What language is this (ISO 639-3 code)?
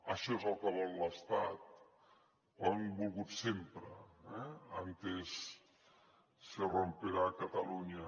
cat